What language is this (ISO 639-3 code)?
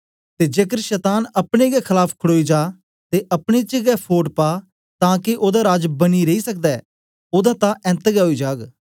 doi